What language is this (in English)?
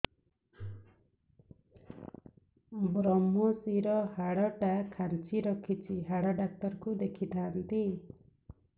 Odia